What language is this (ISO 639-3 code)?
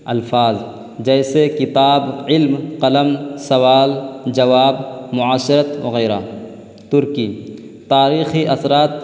urd